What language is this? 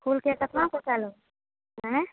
Maithili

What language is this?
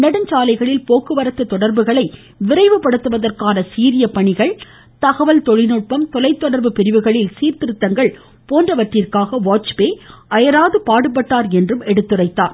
Tamil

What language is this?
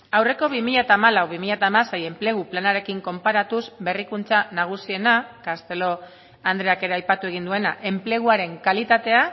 Basque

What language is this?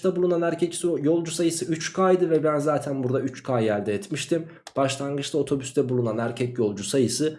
Turkish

